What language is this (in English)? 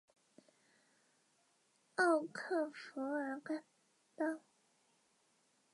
Chinese